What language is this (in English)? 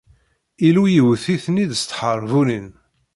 Kabyle